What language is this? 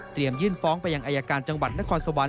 Thai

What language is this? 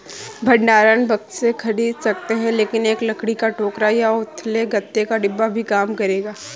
Hindi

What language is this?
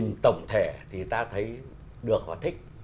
Vietnamese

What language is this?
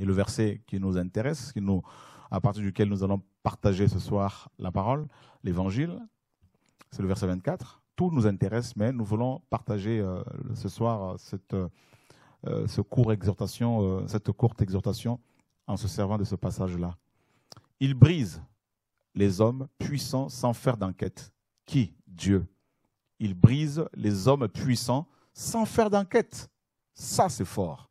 French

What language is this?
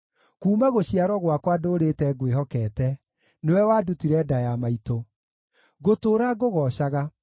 Kikuyu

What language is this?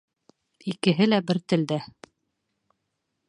Bashkir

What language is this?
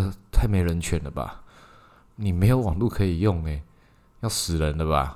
Chinese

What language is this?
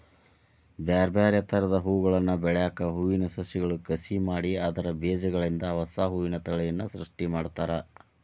Kannada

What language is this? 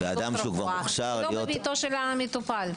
Hebrew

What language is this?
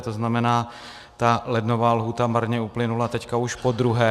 Czech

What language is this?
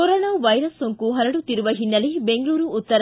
Kannada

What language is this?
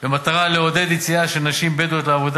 Hebrew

